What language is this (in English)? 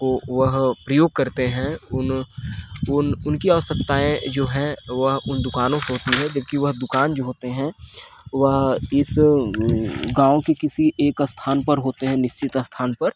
Hindi